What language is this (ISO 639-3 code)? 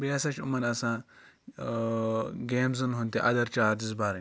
kas